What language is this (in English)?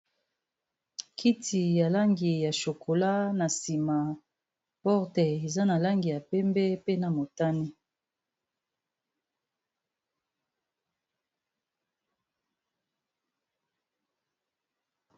Lingala